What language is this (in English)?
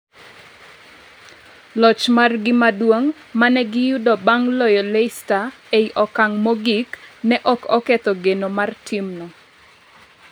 Luo (Kenya and Tanzania)